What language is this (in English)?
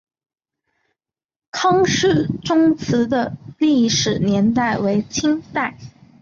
Chinese